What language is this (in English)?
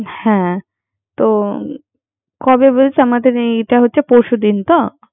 Bangla